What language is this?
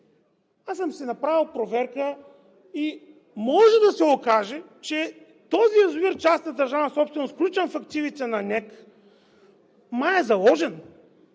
Bulgarian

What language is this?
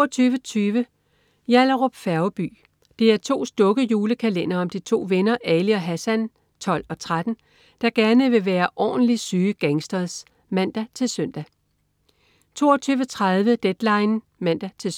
Danish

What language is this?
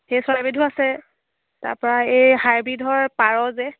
Assamese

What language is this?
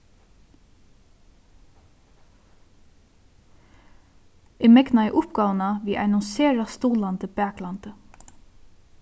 Faroese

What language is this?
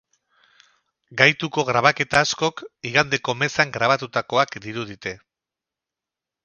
Basque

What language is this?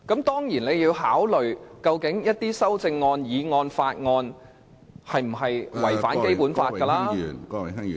Cantonese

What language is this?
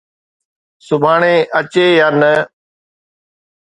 Sindhi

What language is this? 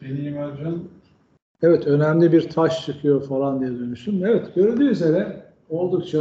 Turkish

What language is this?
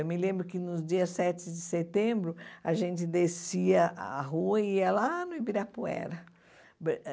Portuguese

